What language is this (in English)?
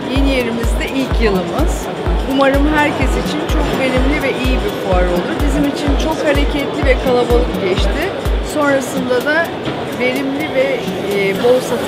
Turkish